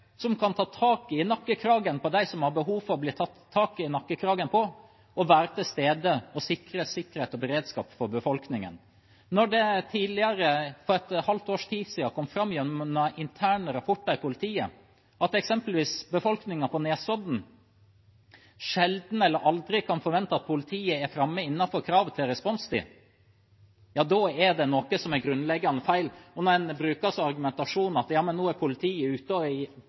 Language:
Norwegian Bokmål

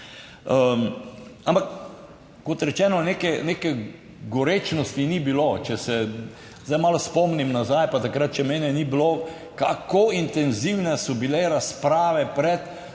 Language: Slovenian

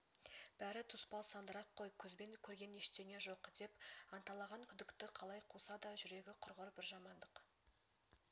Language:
Kazakh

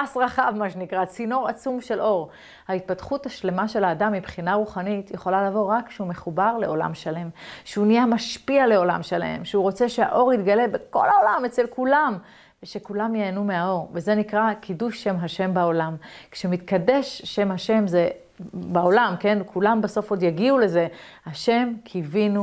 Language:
Hebrew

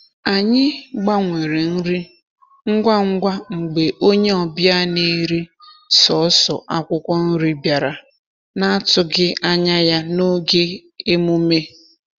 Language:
Igbo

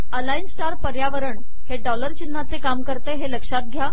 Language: Marathi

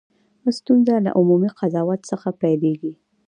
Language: Pashto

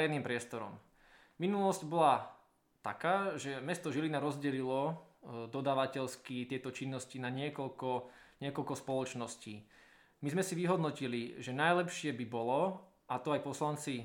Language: Slovak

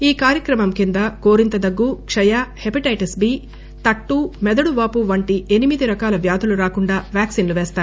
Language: Telugu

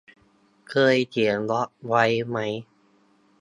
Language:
Thai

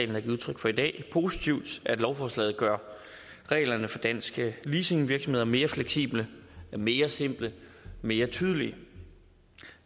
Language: Danish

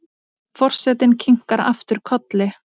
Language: Icelandic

